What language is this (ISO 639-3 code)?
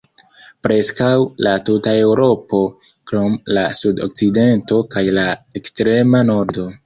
epo